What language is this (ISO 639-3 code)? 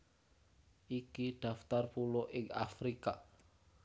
jav